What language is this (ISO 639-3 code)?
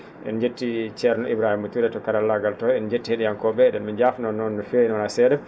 ful